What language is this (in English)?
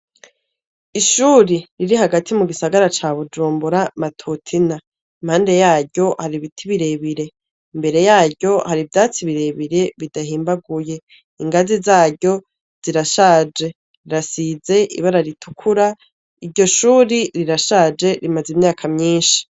Rundi